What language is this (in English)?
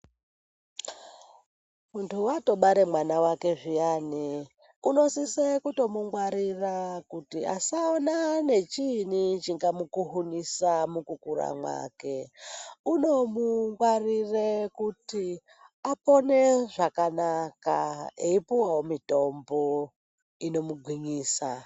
Ndau